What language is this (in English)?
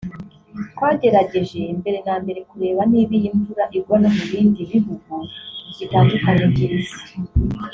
Kinyarwanda